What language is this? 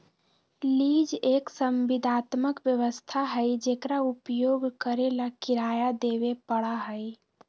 Magahi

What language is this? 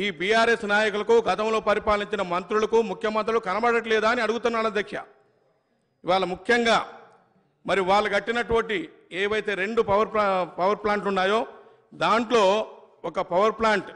Telugu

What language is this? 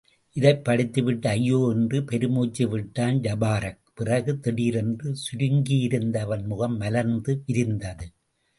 Tamil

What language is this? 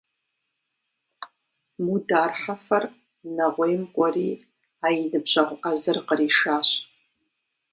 Kabardian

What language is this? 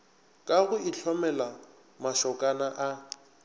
Northern Sotho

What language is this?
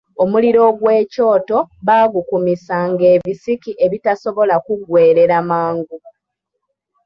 Ganda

